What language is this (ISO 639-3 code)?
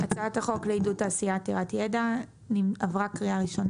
heb